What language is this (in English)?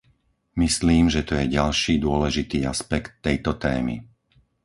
Slovak